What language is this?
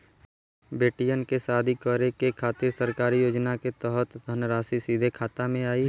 Bhojpuri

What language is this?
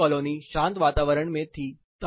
Hindi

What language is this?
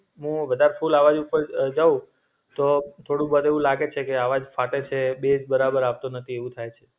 Gujarati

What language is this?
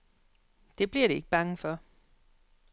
Danish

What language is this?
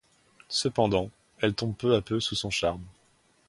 French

